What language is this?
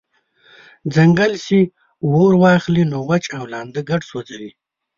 Pashto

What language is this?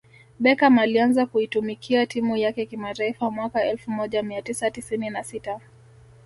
Swahili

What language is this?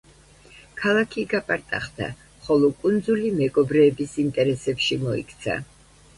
Georgian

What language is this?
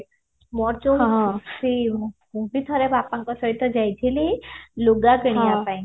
Odia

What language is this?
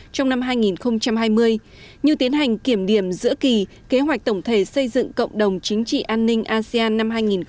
Vietnamese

